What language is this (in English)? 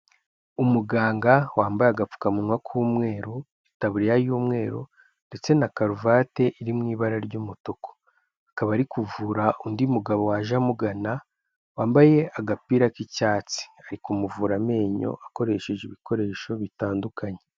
Kinyarwanda